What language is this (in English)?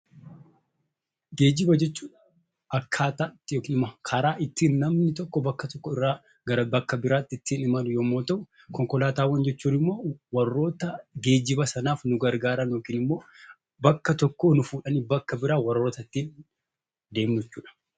Oromo